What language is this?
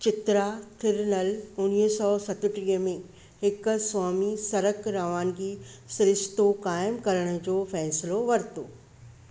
Sindhi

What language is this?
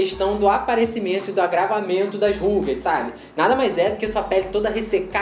Portuguese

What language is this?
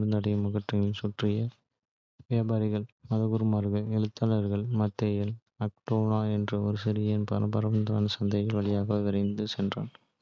Kota (India)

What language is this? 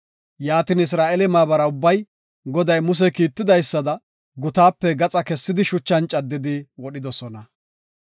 Gofa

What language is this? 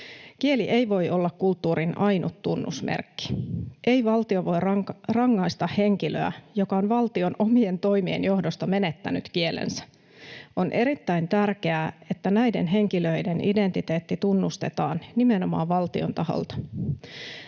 Finnish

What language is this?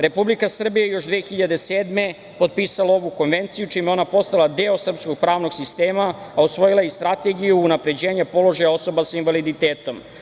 Serbian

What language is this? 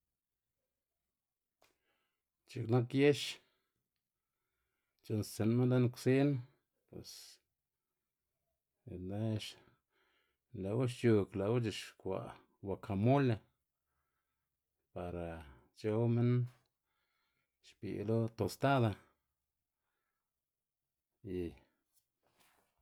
Xanaguía Zapotec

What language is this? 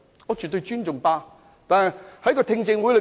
Cantonese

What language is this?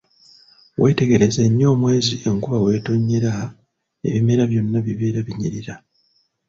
Ganda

